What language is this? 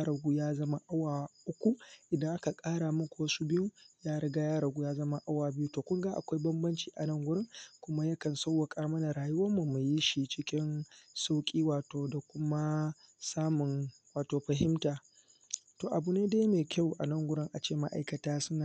Hausa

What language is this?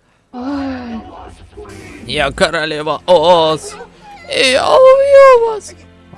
Russian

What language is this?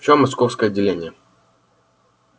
Russian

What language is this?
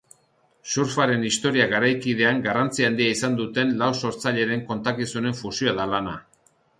Basque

